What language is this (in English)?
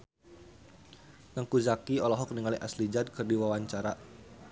Sundanese